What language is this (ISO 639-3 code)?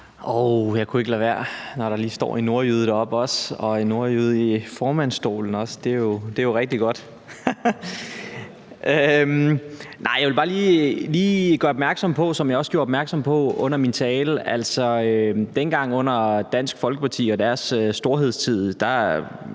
dan